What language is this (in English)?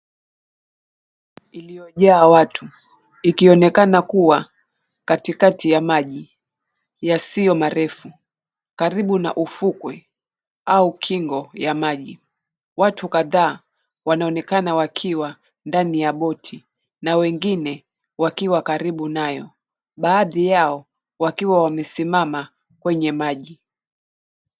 Swahili